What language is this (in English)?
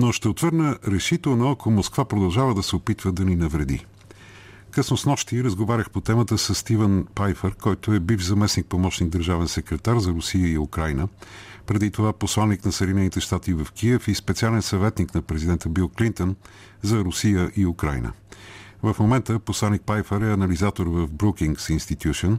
Bulgarian